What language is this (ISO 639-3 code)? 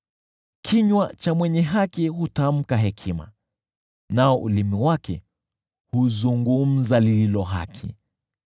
swa